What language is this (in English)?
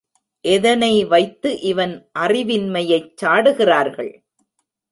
Tamil